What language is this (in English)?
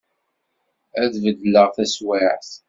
Kabyle